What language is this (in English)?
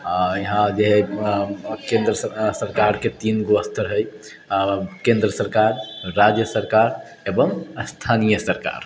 Maithili